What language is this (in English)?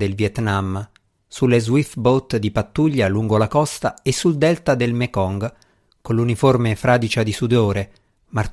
Italian